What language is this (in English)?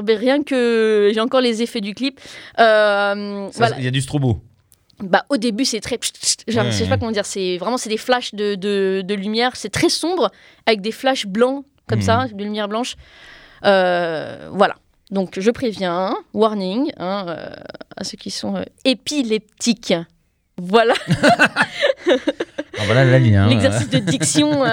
French